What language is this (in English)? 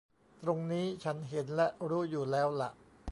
Thai